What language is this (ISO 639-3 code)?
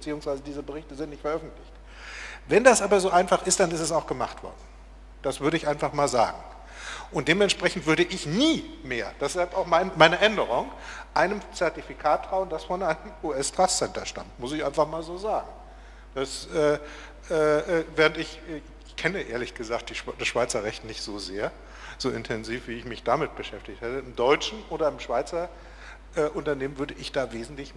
deu